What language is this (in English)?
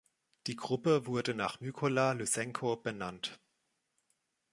German